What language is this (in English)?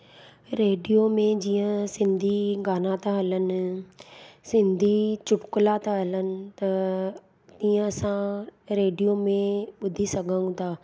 Sindhi